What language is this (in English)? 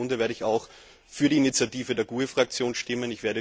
German